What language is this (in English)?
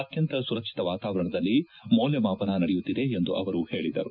Kannada